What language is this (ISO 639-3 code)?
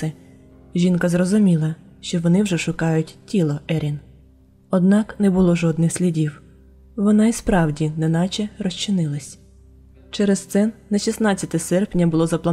ukr